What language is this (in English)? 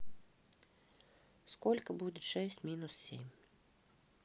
Russian